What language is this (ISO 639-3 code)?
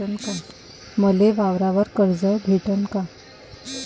mar